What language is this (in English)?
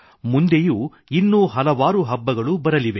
Kannada